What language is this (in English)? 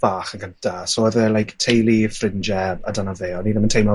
Welsh